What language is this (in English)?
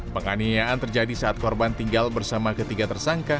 Indonesian